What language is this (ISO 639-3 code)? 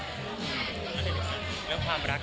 tha